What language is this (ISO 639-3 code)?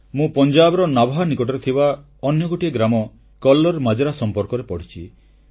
ori